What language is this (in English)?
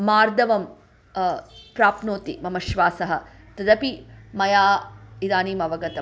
Sanskrit